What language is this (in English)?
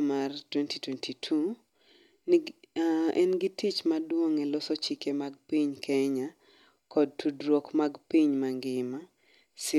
Luo (Kenya and Tanzania)